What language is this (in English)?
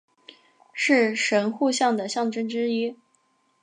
Chinese